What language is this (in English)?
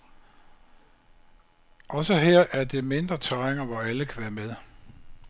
Danish